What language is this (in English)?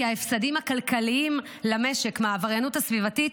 Hebrew